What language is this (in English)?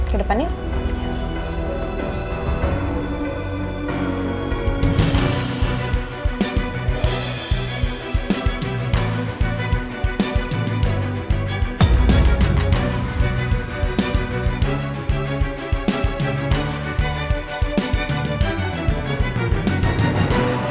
Indonesian